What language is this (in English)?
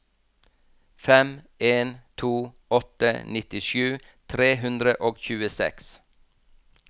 Norwegian